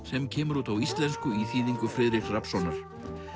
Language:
Icelandic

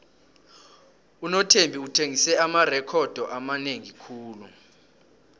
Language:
South Ndebele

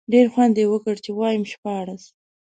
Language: Pashto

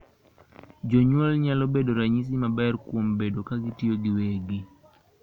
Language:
Luo (Kenya and Tanzania)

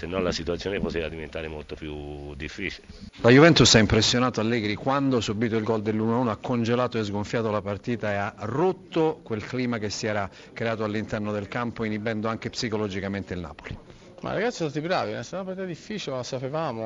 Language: Italian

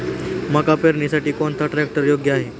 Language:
Marathi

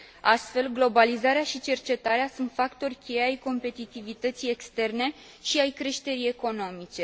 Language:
Romanian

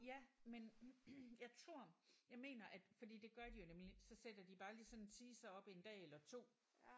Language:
Danish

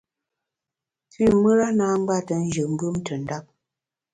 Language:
Bamun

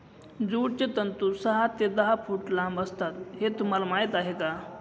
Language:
Marathi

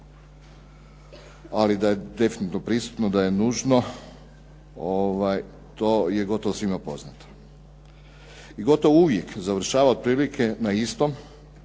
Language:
Croatian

